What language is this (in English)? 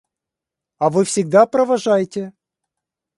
Russian